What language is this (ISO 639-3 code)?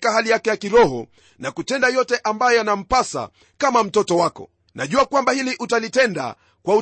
swa